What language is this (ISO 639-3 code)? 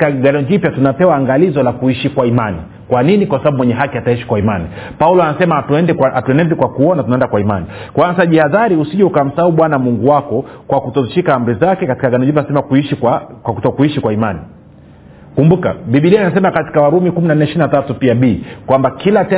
swa